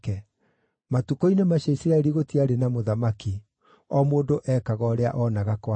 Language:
Kikuyu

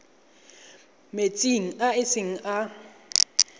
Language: Tswana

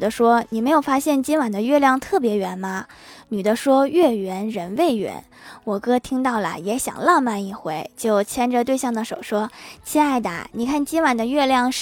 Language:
Chinese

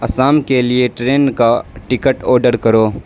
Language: Urdu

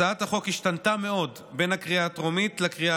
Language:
Hebrew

